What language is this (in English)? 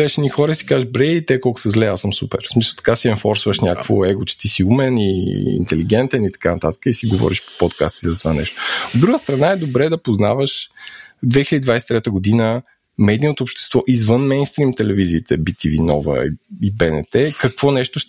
Bulgarian